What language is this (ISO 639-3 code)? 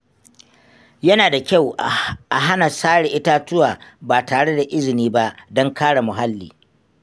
hau